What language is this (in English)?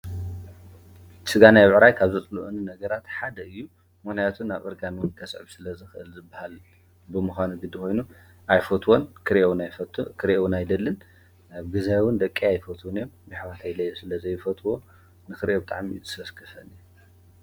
Tigrinya